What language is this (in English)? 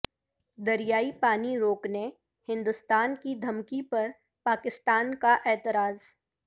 Urdu